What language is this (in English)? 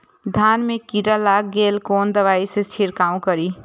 Maithili